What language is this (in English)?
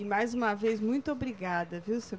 Portuguese